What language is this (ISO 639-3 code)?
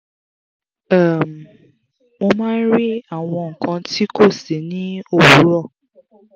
yor